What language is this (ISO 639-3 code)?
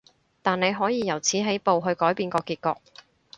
yue